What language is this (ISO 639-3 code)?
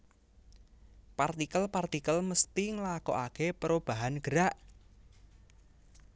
jav